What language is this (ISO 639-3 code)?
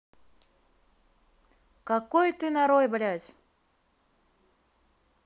rus